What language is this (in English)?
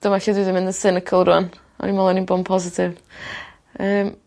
Welsh